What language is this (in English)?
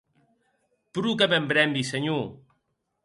Occitan